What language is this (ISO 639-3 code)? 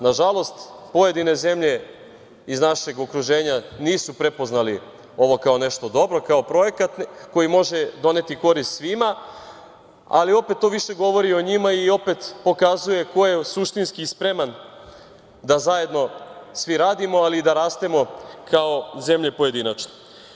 srp